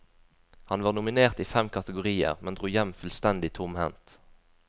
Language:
Norwegian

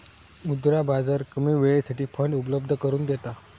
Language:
Marathi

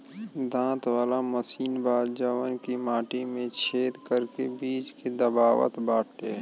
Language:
Bhojpuri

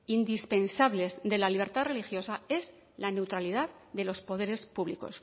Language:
Spanish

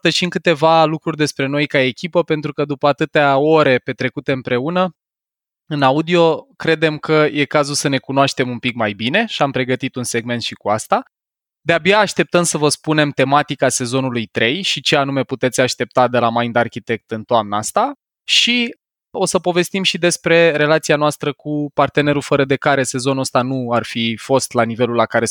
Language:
Romanian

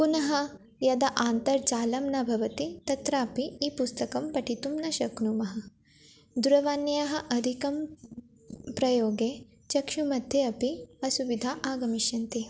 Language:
Sanskrit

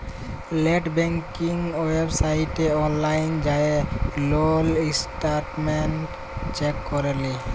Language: Bangla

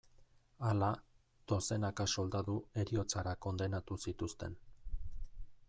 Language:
Basque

